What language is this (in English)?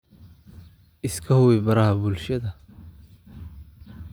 Somali